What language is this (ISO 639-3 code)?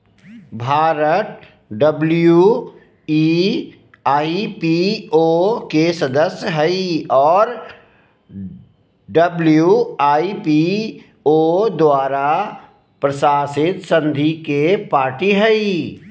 mag